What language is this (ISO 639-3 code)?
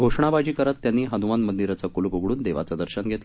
mar